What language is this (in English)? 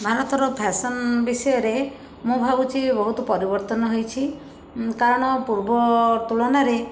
Odia